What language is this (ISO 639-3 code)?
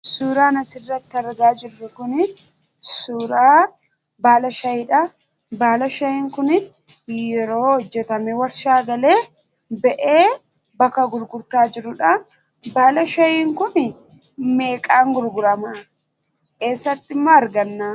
orm